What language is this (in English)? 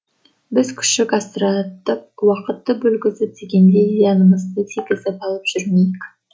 Kazakh